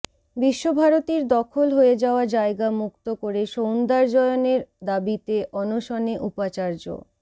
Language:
Bangla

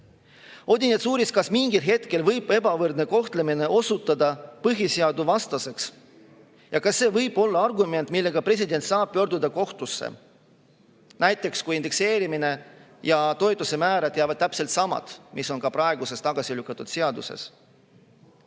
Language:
Estonian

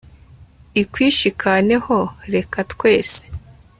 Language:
Kinyarwanda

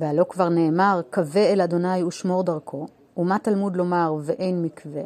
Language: Hebrew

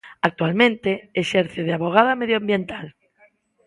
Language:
Galician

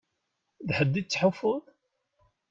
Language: Kabyle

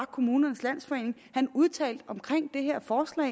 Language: Danish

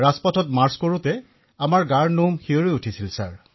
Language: Assamese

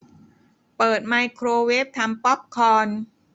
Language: Thai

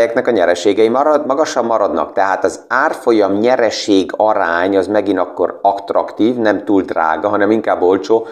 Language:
Hungarian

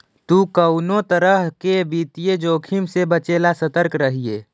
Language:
Magahi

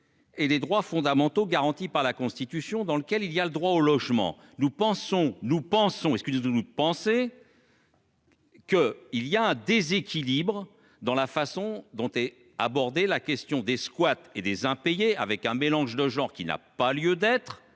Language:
French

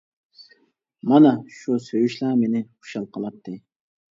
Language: Uyghur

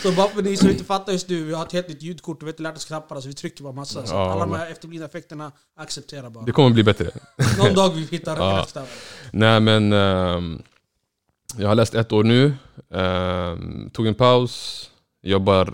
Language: Swedish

